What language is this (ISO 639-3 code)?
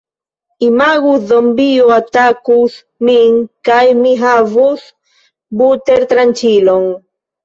epo